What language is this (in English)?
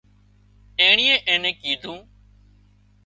Wadiyara Koli